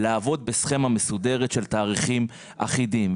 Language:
Hebrew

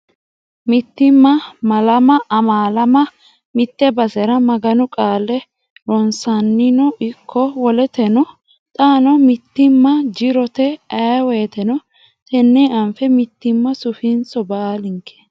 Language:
Sidamo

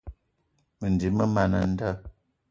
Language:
Eton (Cameroon)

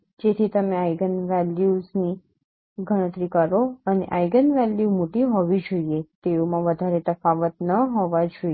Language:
Gujarati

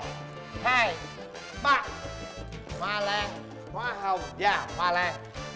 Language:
Vietnamese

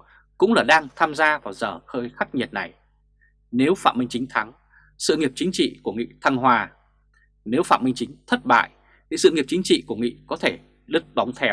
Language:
Vietnamese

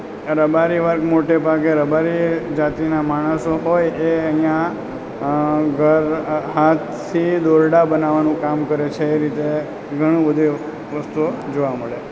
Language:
Gujarati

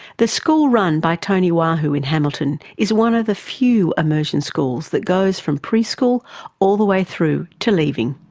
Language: English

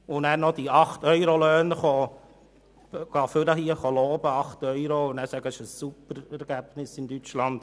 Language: Swiss German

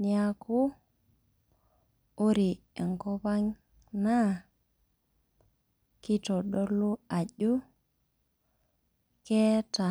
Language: Masai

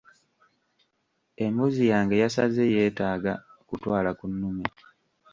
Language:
Ganda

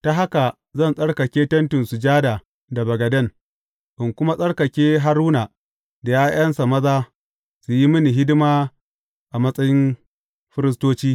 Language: Hausa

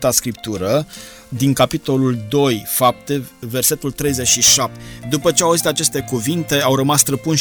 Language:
Romanian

